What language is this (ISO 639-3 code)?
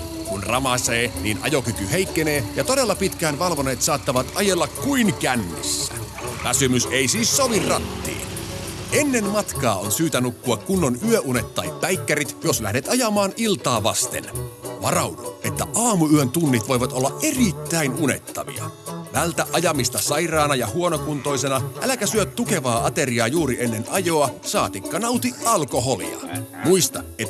fin